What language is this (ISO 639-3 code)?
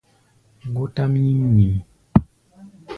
gba